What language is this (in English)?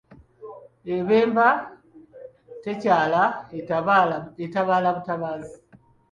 Ganda